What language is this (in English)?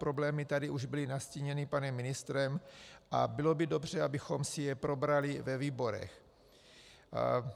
Czech